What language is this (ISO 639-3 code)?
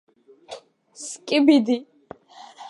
kat